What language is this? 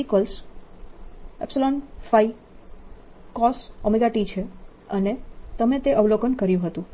Gujarati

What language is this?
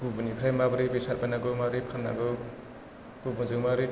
Bodo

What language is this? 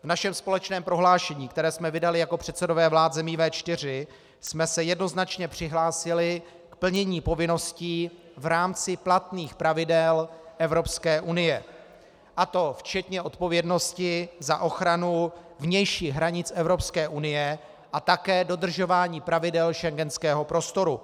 Czech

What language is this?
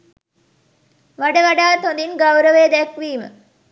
Sinhala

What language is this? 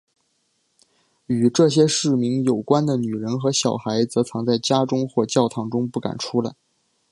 Chinese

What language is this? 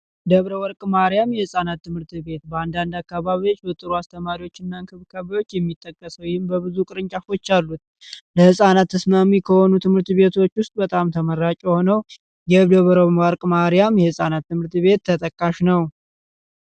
Amharic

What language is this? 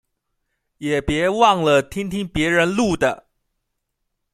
Chinese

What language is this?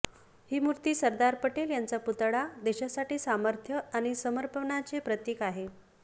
Marathi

